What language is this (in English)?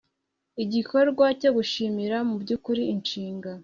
Kinyarwanda